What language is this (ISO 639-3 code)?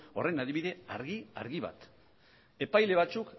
eus